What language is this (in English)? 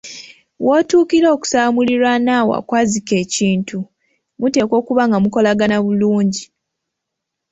Ganda